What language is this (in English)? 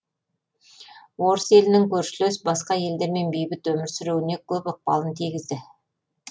Kazakh